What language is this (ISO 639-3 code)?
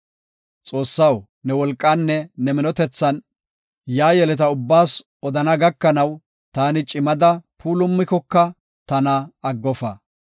gof